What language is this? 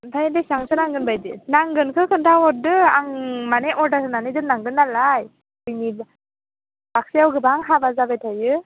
Bodo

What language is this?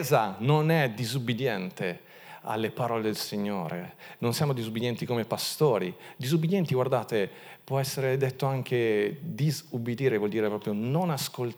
Italian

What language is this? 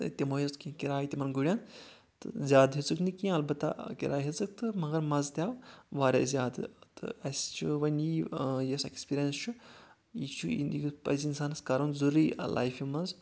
Kashmiri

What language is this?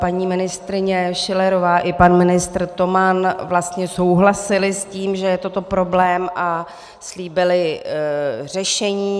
Czech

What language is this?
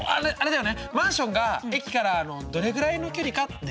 Japanese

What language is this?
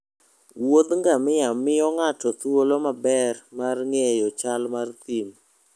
Luo (Kenya and Tanzania)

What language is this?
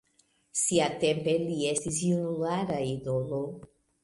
Esperanto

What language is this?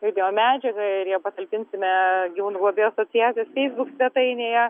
Lithuanian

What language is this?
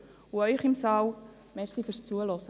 Swiss German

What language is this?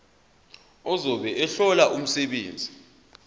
Zulu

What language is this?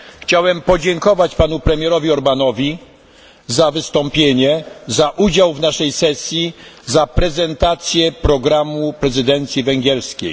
Polish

